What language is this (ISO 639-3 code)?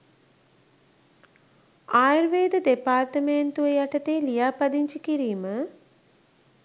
sin